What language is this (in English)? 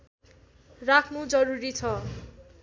Nepali